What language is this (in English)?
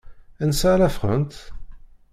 Kabyle